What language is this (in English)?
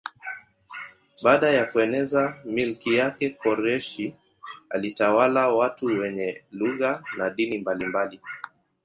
Swahili